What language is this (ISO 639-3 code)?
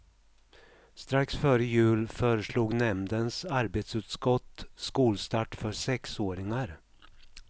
swe